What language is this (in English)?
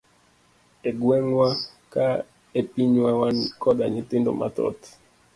Luo (Kenya and Tanzania)